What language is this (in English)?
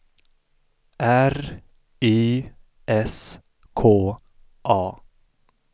Swedish